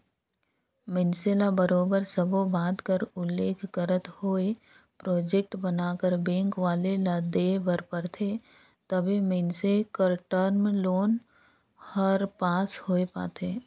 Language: Chhattisgarhi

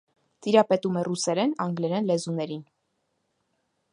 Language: Armenian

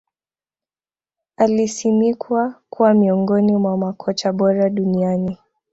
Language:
Swahili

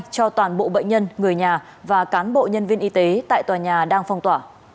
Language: Vietnamese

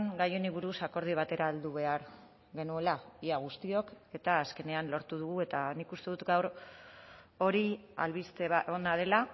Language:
Basque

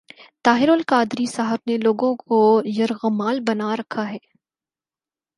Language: Urdu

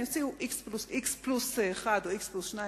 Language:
Hebrew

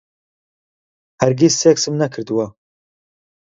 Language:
Central Kurdish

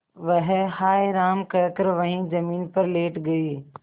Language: Hindi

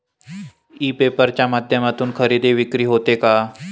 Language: Marathi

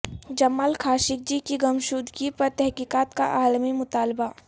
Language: Urdu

